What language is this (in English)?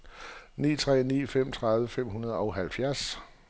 Danish